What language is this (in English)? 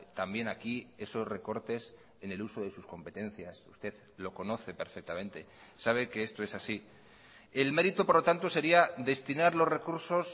Spanish